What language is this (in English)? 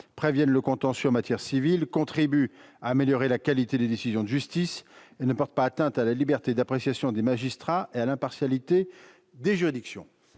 French